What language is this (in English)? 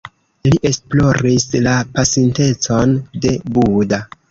Esperanto